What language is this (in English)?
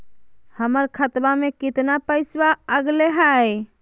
Magahi